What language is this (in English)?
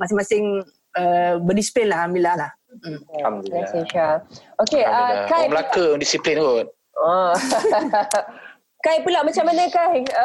Malay